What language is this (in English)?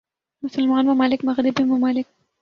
Urdu